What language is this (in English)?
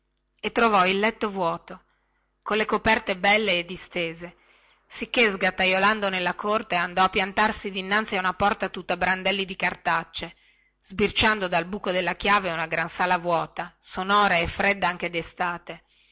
Italian